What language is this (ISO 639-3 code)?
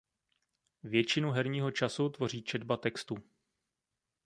ces